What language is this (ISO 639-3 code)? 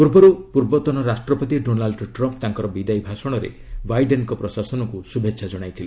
ori